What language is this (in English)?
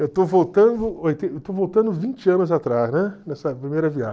Portuguese